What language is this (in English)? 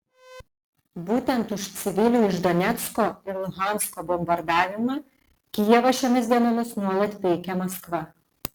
Lithuanian